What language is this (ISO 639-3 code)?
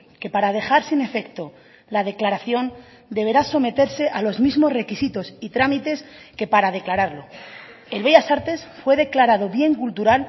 spa